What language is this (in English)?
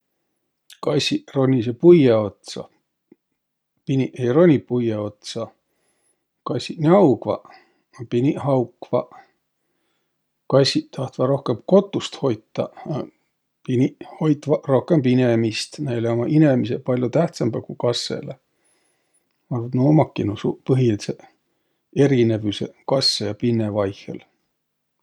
Võro